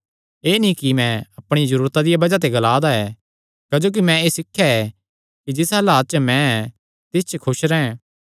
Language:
Kangri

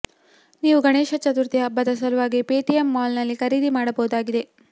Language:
Kannada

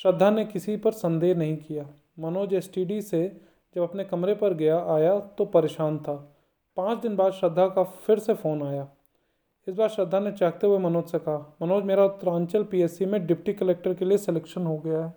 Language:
Hindi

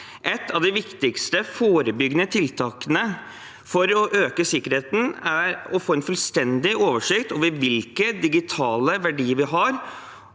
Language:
Norwegian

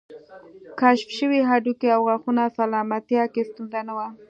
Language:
Pashto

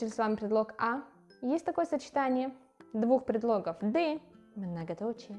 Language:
Russian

